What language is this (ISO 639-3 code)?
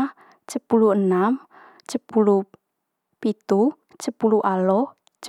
mqy